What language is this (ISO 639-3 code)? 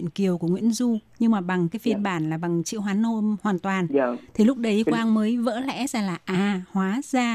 vie